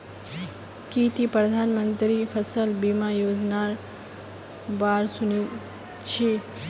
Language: Magahi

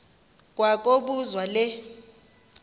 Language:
Xhosa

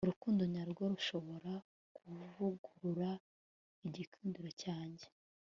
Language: Kinyarwanda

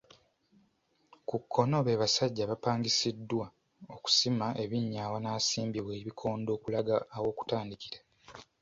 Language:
Ganda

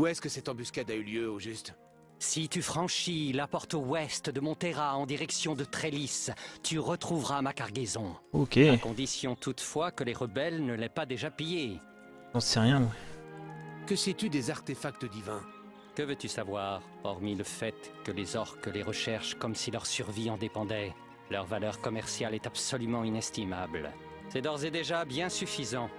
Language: French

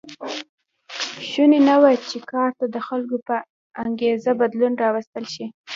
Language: Pashto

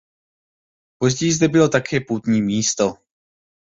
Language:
Czech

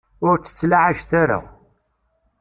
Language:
Kabyle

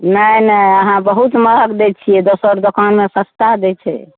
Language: Maithili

